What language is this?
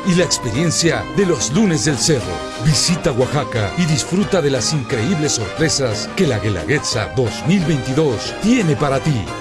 Spanish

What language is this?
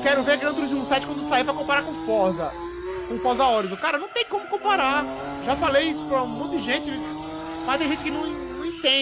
Portuguese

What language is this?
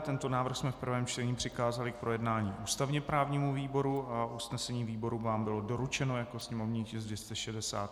Czech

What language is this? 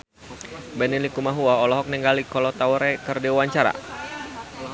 Sundanese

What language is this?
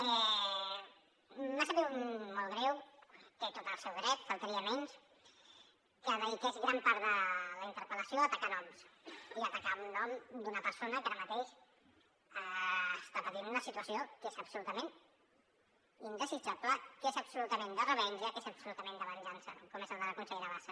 Catalan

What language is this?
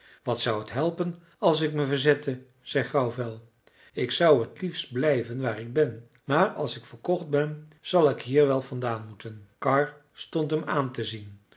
Dutch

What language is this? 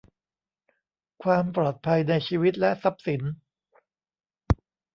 Thai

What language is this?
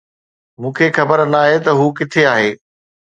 Sindhi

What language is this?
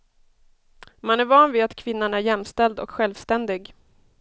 Swedish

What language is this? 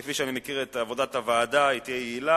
Hebrew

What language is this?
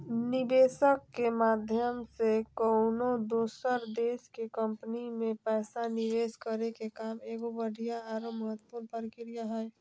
Magahi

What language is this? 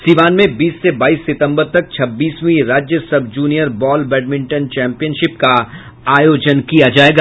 Hindi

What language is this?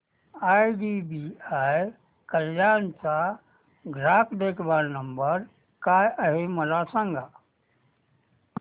Marathi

